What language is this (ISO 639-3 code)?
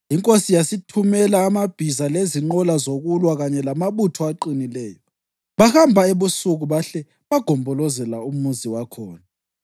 nde